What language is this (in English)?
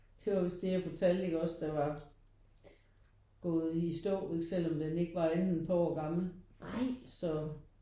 Danish